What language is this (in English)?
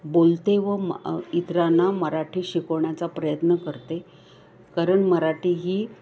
Marathi